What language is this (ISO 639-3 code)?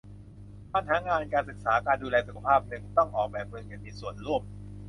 tha